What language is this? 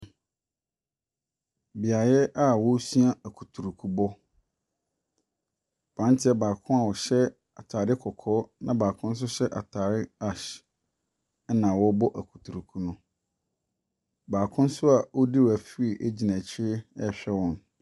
Akan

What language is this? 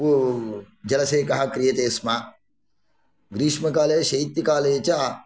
Sanskrit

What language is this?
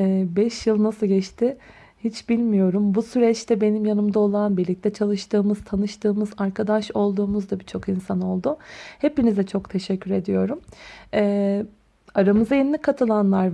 Turkish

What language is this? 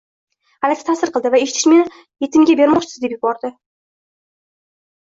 Uzbek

